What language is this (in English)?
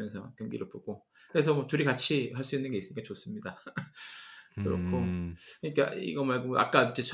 Korean